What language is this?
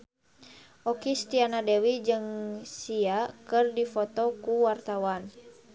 Sundanese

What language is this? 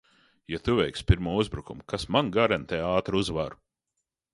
Latvian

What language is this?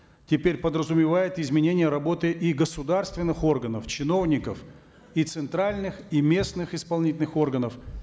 Kazakh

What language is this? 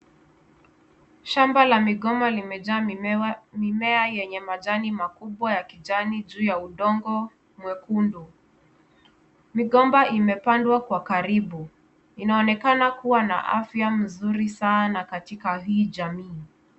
Swahili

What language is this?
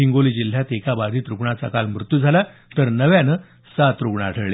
Marathi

